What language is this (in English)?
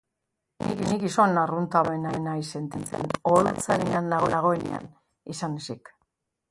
Basque